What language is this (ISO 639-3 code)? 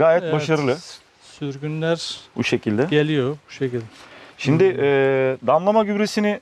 tur